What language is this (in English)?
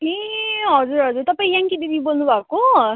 Nepali